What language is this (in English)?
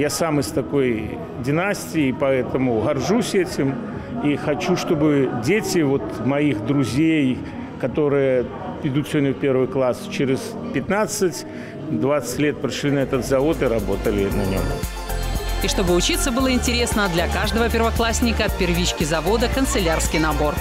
Russian